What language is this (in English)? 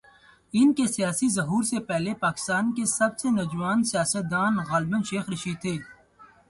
Urdu